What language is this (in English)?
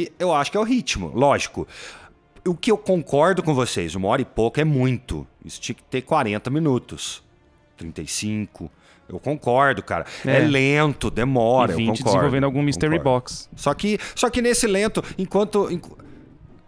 Portuguese